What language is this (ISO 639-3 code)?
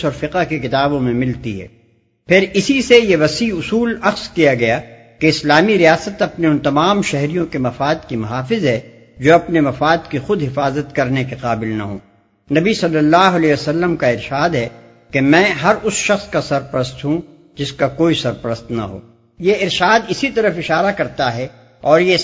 urd